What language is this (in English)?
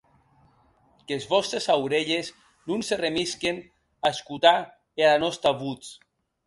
Occitan